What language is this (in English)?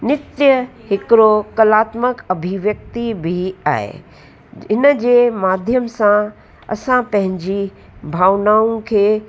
Sindhi